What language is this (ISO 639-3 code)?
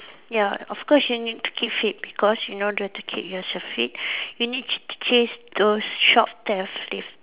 eng